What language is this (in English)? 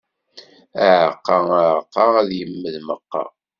Kabyle